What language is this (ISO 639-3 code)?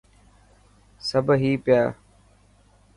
mki